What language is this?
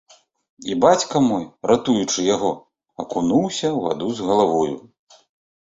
Belarusian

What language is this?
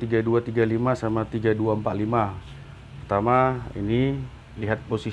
Indonesian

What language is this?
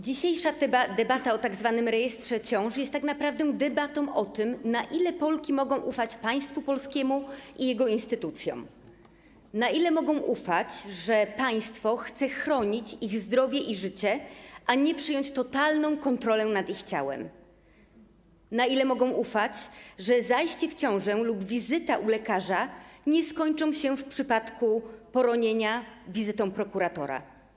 Polish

